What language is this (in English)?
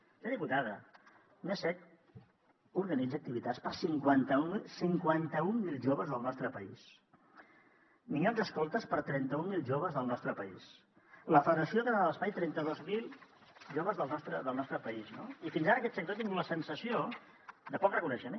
Catalan